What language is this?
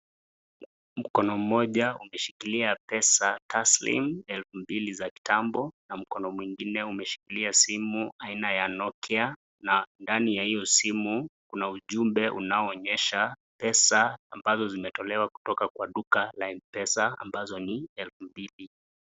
Swahili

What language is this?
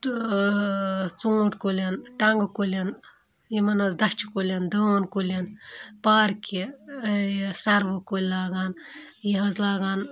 Kashmiri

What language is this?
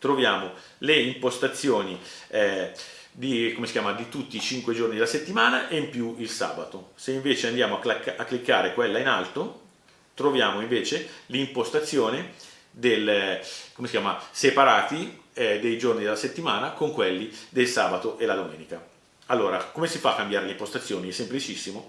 Italian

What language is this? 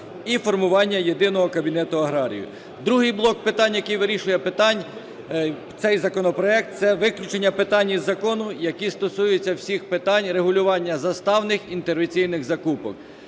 Ukrainian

